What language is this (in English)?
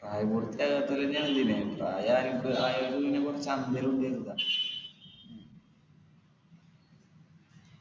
Malayalam